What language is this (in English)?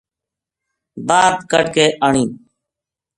Gujari